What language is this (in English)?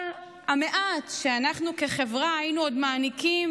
Hebrew